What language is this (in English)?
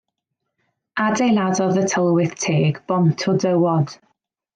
Welsh